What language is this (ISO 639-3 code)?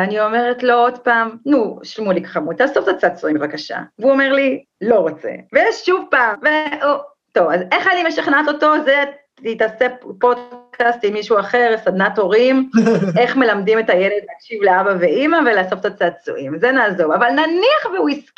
heb